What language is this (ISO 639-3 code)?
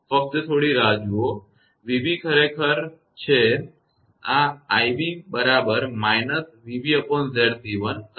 guj